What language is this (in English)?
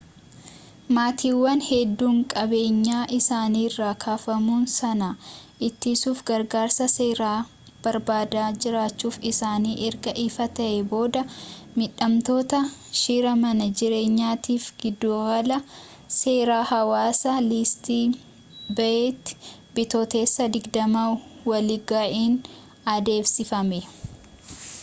Oromo